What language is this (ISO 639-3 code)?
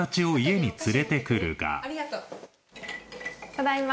jpn